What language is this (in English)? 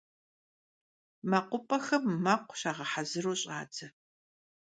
Kabardian